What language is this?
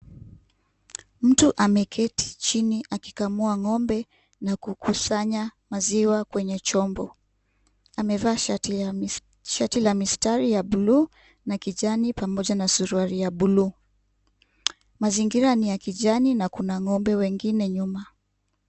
Swahili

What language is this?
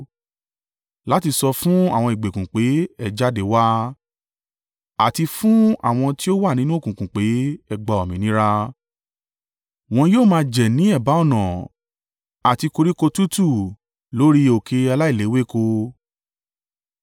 Yoruba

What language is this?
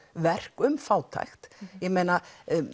Icelandic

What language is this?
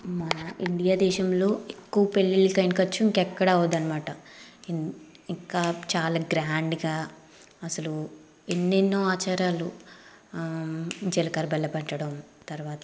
Telugu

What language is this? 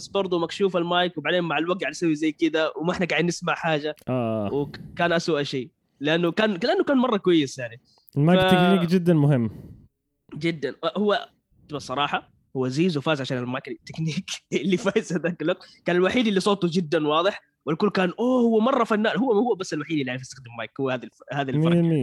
Arabic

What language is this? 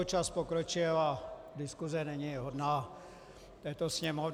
Czech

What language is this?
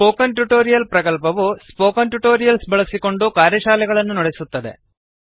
Kannada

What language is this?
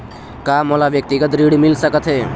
Chhattisgarhi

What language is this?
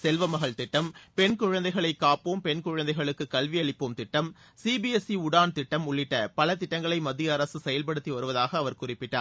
Tamil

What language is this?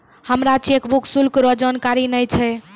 Maithili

